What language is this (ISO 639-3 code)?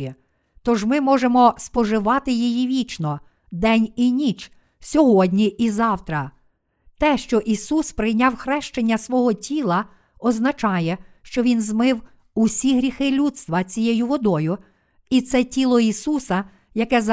ukr